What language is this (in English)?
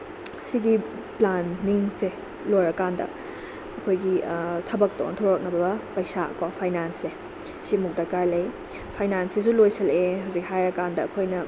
Manipuri